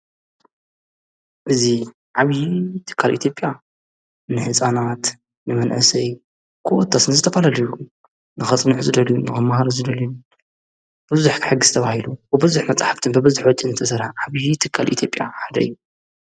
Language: Tigrinya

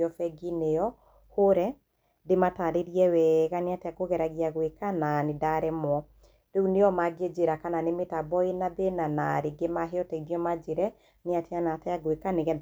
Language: Kikuyu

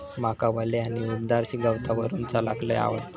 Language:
Marathi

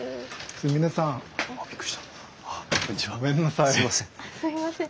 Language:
Japanese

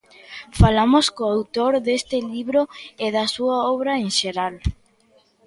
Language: Galician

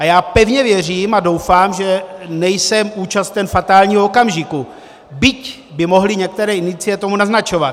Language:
Czech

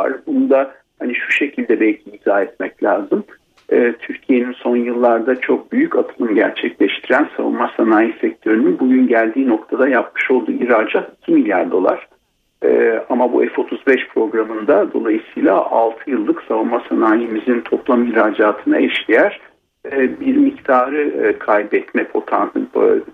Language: Turkish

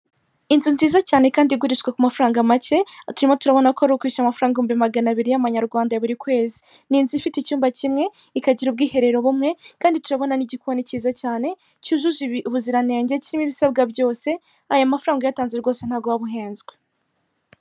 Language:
Kinyarwanda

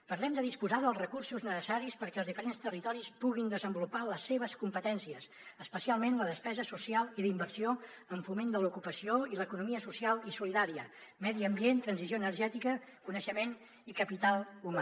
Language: Catalan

